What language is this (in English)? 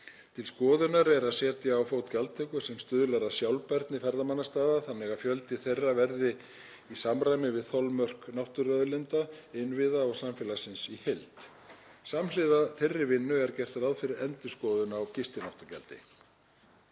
Icelandic